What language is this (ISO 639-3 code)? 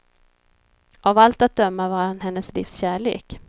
swe